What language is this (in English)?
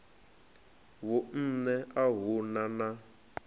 Venda